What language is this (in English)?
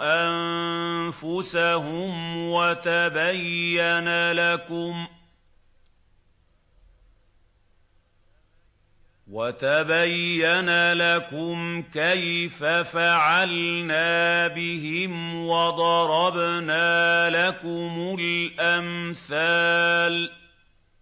Arabic